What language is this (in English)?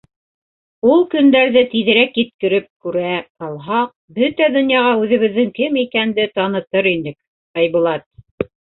Bashkir